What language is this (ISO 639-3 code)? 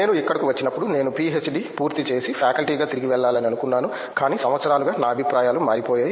tel